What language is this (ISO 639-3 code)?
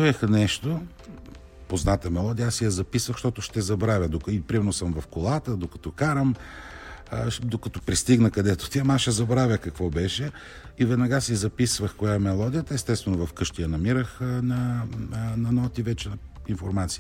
bul